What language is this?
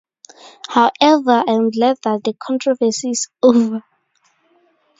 English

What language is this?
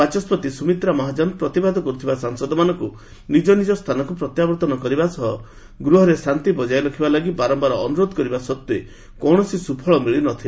Odia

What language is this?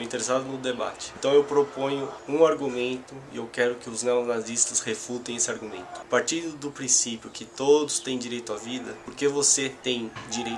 Portuguese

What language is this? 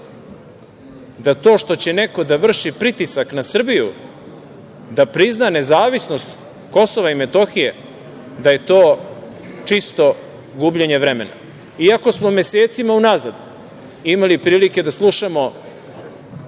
Serbian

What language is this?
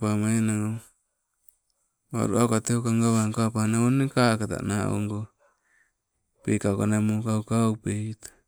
Sibe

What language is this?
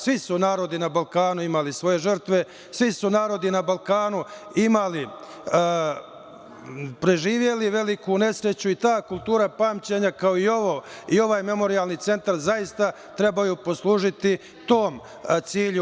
Serbian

